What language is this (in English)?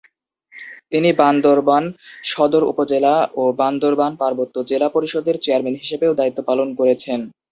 Bangla